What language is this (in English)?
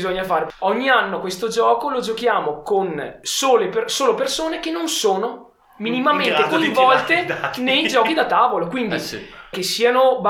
Italian